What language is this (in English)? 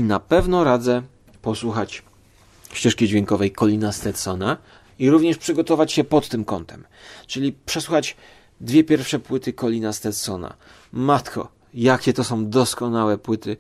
Polish